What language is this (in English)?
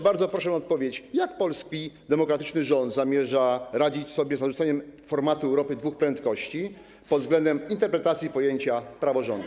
Polish